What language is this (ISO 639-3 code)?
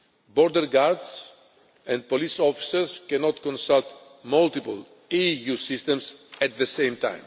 eng